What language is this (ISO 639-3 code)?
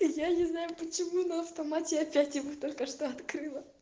rus